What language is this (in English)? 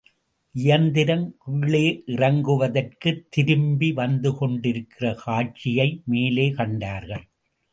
Tamil